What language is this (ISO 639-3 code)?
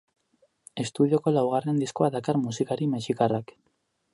eus